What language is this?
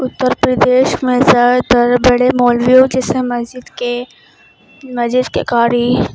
Urdu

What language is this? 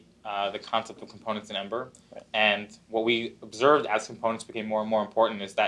English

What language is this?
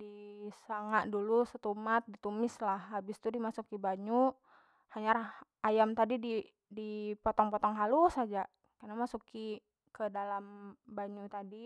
Banjar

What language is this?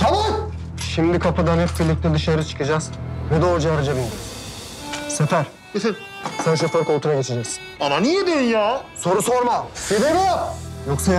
Turkish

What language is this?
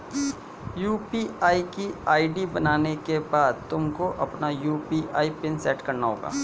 Hindi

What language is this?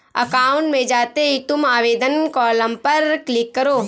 Hindi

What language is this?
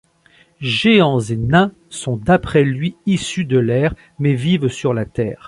French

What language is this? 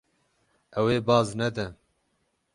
Kurdish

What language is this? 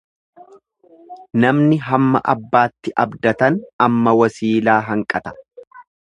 Oromo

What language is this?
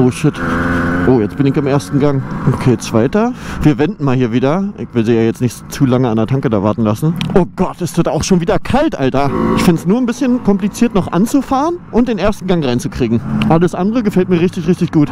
German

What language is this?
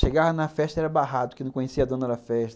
Portuguese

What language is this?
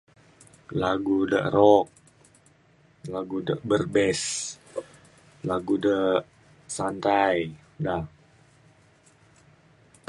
Mainstream Kenyah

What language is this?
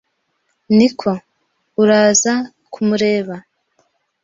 Kinyarwanda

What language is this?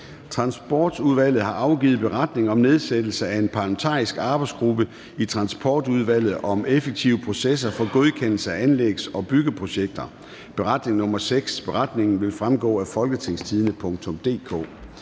Danish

